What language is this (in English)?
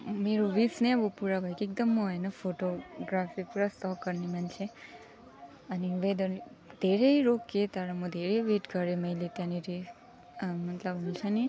Nepali